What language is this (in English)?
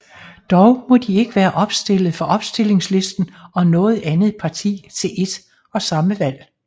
Danish